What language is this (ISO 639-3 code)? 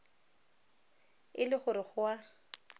tsn